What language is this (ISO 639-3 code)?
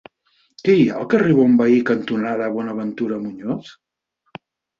cat